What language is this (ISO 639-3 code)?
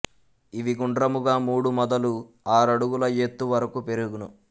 tel